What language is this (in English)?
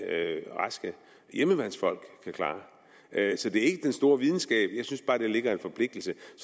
Danish